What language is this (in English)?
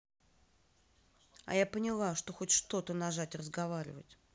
Russian